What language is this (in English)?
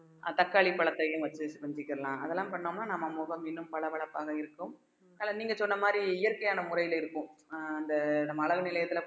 Tamil